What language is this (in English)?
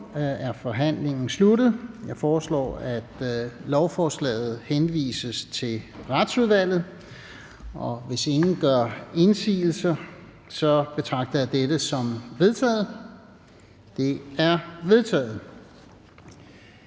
Danish